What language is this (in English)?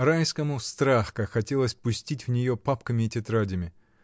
Russian